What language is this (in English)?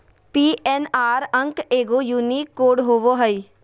Magahi